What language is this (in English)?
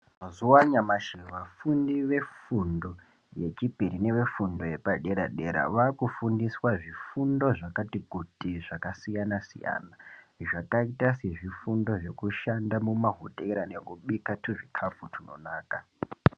Ndau